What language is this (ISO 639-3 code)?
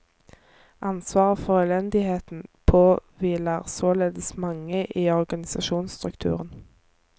nor